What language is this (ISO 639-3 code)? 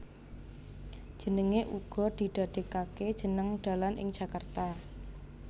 jav